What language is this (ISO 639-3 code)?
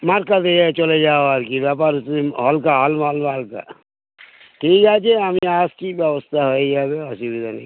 ben